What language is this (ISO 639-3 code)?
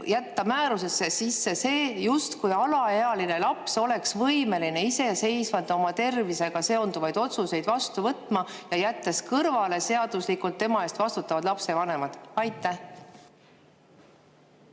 est